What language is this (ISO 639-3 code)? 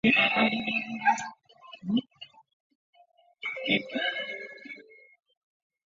zho